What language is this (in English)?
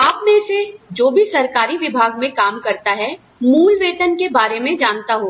Hindi